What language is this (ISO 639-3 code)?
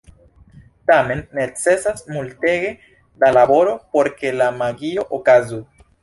epo